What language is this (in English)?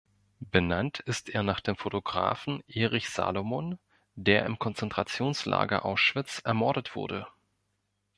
German